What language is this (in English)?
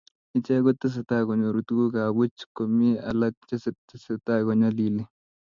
Kalenjin